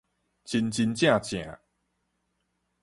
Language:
Min Nan Chinese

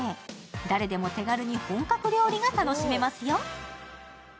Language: Japanese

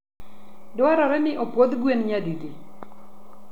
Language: Luo (Kenya and Tanzania)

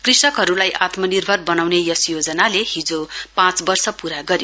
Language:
Nepali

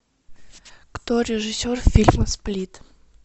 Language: Russian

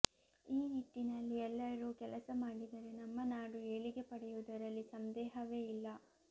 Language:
Kannada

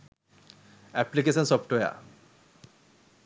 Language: Sinhala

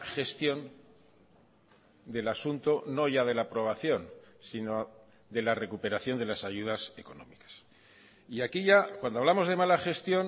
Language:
Spanish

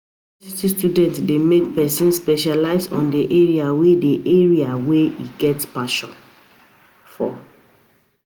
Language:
Nigerian Pidgin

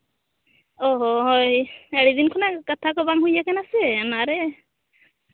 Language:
Santali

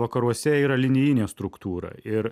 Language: Lithuanian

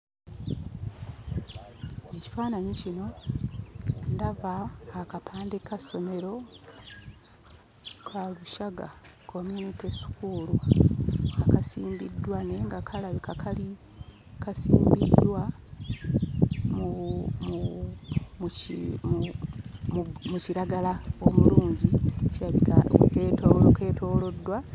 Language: Ganda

